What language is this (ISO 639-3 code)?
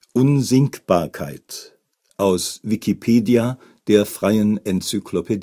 deu